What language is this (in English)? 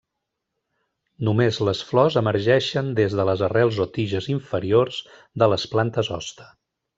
Catalan